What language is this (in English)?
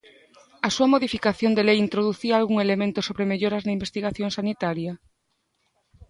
Galician